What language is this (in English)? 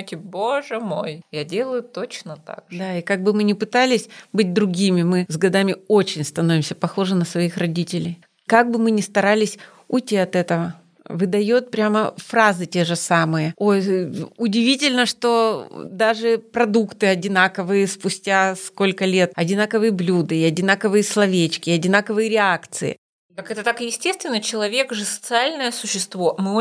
Russian